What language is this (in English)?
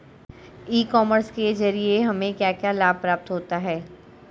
Hindi